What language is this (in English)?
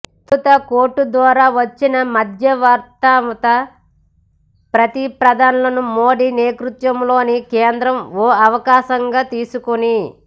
Telugu